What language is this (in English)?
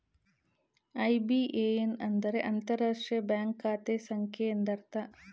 Kannada